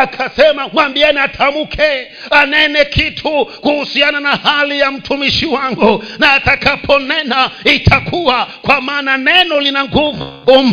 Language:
Swahili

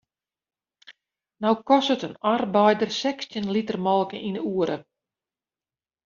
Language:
Western Frisian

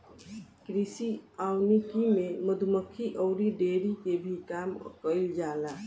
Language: Bhojpuri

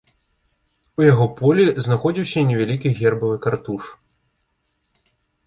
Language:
Belarusian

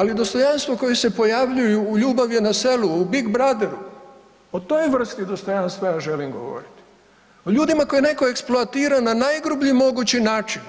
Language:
Croatian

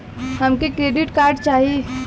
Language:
Bhojpuri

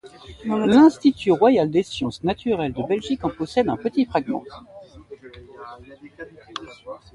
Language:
French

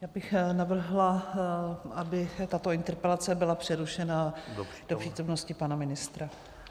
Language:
Czech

